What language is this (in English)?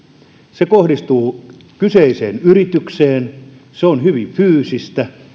Finnish